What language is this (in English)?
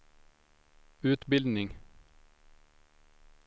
Swedish